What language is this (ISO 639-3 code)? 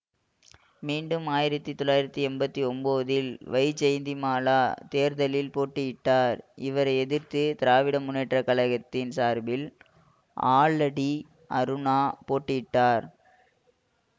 tam